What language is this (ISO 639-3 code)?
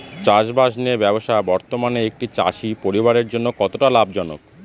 ben